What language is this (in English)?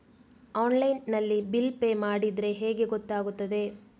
Kannada